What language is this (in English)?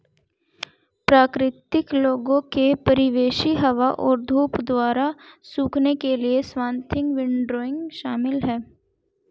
Hindi